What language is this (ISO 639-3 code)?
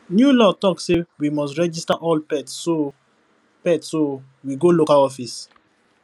pcm